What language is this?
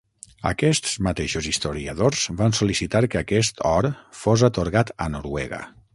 Catalan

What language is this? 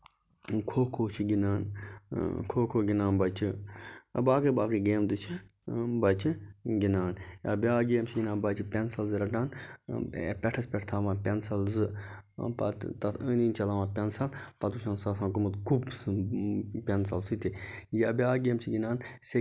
Kashmiri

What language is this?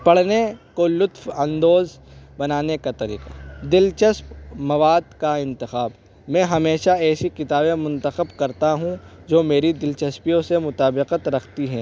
Urdu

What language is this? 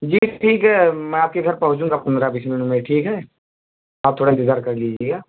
Urdu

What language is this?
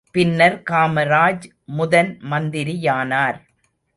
Tamil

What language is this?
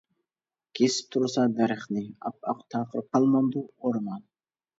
Uyghur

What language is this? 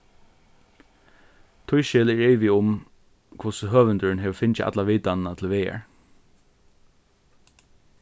Faroese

